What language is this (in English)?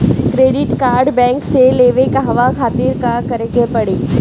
Bhojpuri